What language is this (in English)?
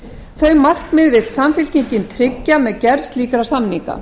Icelandic